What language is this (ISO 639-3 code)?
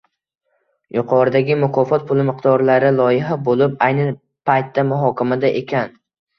uzb